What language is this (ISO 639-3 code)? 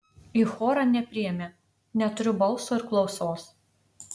lit